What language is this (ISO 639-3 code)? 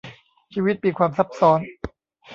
tha